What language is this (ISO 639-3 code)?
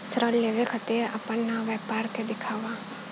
bho